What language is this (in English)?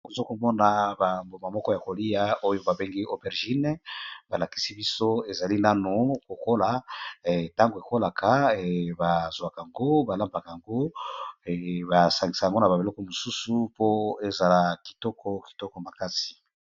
Lingala